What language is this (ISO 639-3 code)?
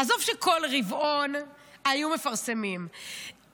heb